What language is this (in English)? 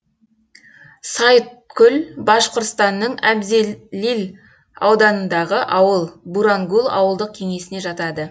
Kazakh